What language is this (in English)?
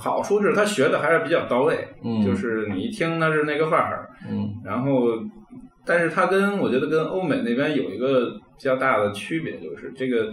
Chinese